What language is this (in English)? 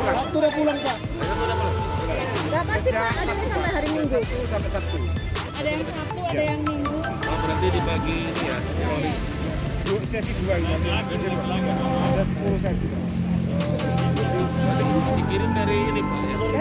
Indonesian